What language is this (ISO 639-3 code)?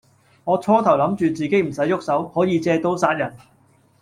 yue